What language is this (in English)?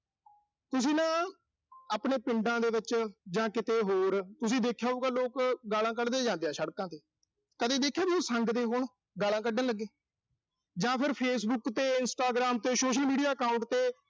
Punjabi